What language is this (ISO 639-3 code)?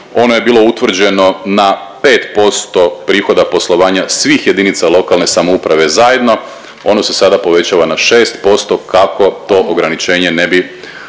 hrv